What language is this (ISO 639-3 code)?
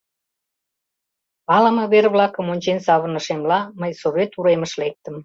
chm